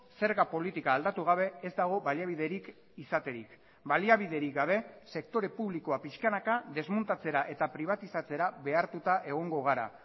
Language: Basque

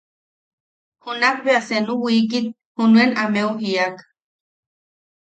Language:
Yaqui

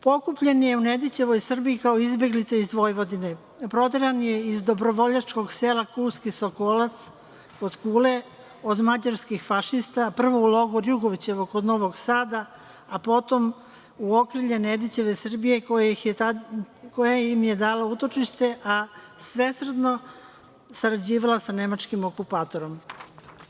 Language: Serbian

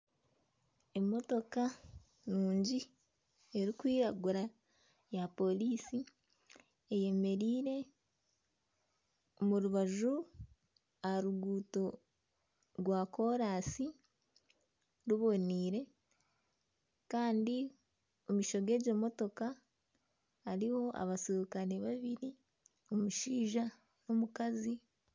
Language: Nyankole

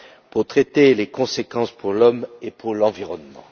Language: French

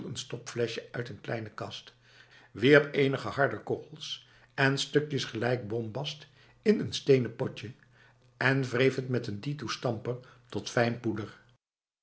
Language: Dutch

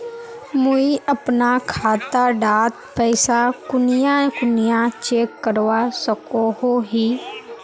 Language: Magahi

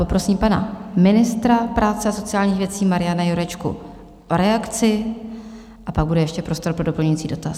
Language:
Czech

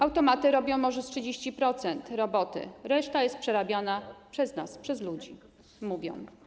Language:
Polish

